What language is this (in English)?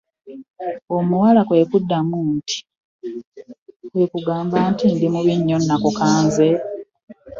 Ganda